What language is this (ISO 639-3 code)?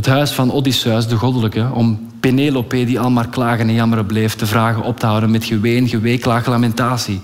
nld